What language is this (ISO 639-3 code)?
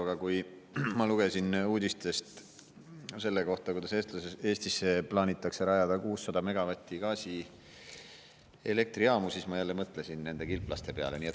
est